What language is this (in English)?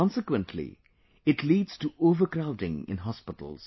English